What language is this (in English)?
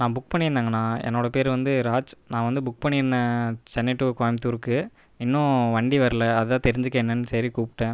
Tamil